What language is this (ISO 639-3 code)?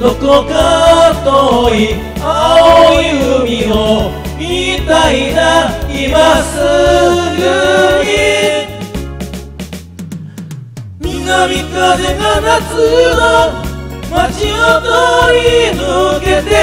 ron